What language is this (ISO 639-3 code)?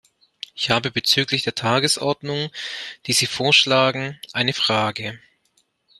deu